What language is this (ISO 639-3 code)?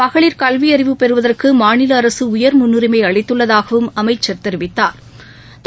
tam